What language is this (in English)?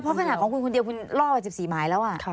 Thai